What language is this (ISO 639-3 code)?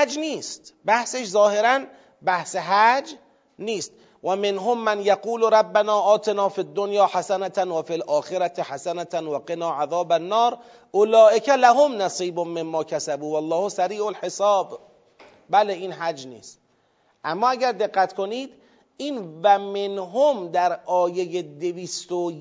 fas